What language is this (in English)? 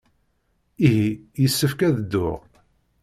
Kabyle